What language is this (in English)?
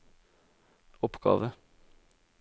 Norwegian